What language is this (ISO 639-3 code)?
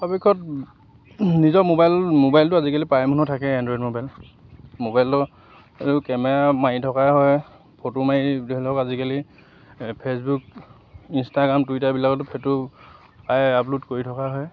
asm